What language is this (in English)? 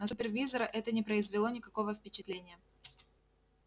Russian